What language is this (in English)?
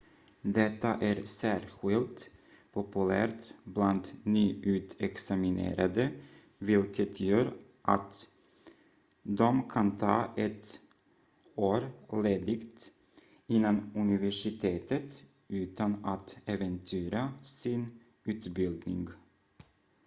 Swedish